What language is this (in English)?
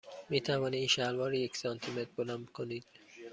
Persian